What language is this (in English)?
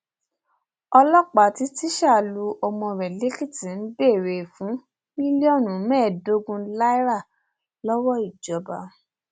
Yoruba